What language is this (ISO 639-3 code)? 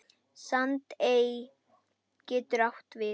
isl